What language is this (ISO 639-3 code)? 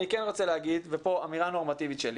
heb